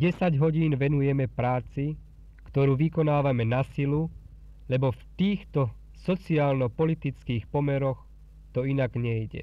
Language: Slovak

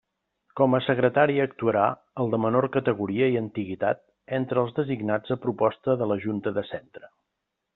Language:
Catalan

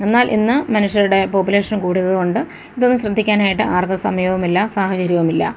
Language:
Malayalam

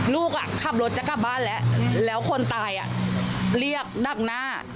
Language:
Thai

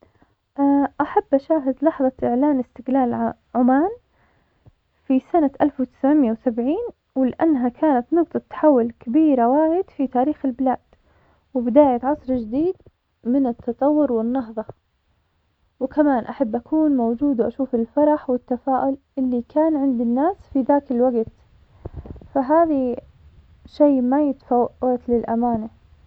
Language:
Omani Arabic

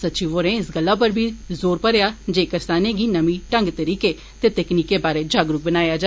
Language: Dogri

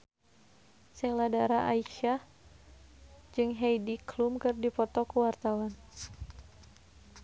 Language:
Sundanese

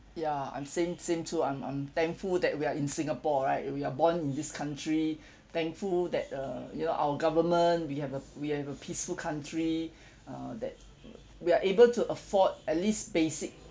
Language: English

